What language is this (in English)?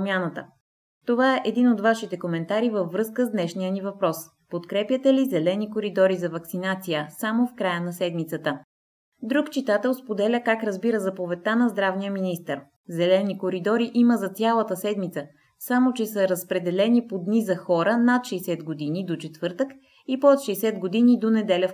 Bulgarian